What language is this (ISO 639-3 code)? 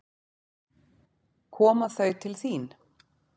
isl